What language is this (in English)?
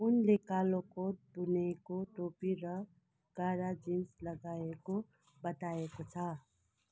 Nepali